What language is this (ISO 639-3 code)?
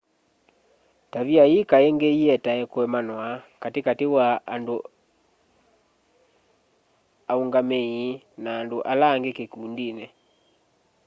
kam